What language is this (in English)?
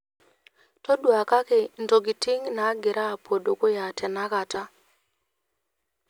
Masai